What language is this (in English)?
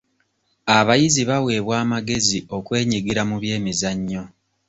Ganda